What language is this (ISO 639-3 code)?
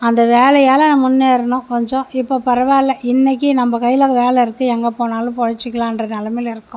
tam